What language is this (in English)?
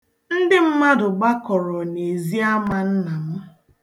Igbo